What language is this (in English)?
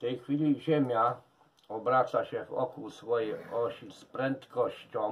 Polish